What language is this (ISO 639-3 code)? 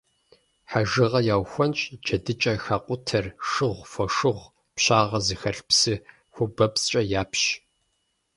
kbd